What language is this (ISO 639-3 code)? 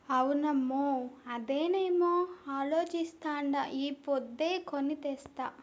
tel